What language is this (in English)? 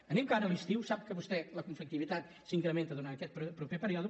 Catalan